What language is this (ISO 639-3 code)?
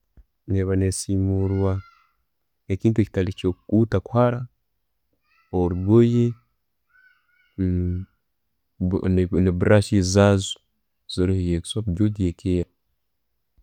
ttj